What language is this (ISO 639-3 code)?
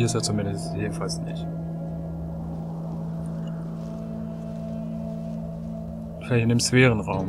deu